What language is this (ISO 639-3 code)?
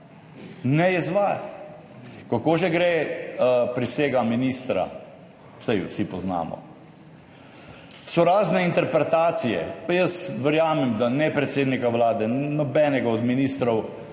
slv